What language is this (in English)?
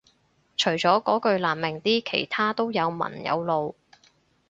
Cantonese